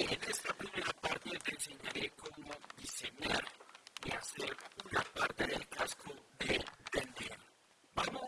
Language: Spanish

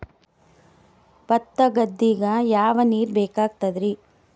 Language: Kannada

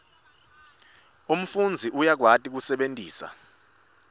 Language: Swati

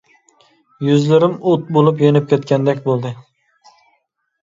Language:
Uyghur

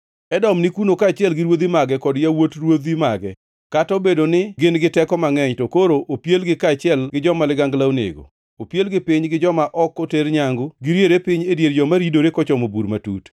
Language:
Luo (Kenya and Tanzania)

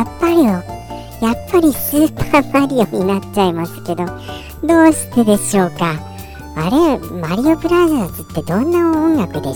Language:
Japanese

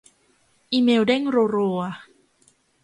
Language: Thai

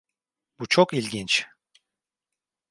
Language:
Turkish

